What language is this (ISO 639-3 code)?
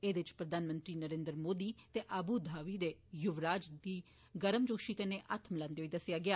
doi